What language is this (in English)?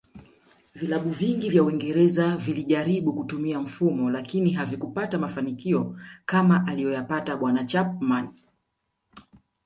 Swahili